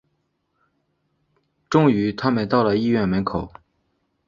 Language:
Chinese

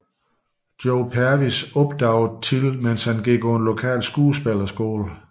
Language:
Danish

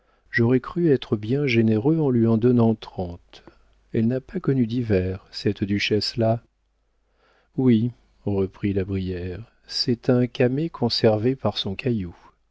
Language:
French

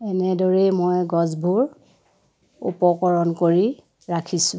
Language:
Assamese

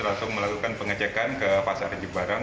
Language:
Indonesian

